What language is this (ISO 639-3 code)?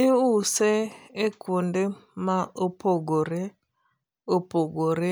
luo